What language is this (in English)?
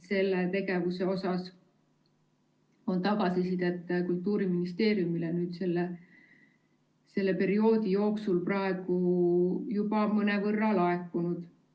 Estonian